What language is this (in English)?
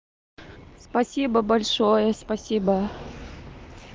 Russian